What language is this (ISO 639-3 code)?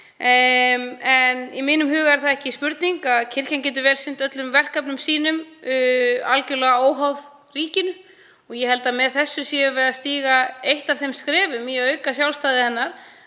isl